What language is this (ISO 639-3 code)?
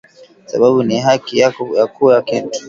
swa